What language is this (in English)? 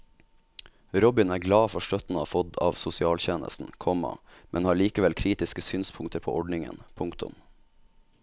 Norwegian